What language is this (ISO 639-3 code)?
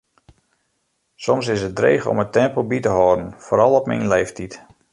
fry